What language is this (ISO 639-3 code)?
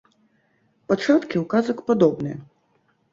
bel